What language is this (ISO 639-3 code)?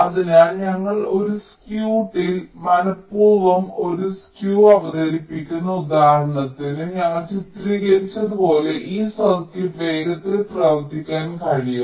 mal